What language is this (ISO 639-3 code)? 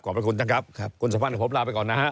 tha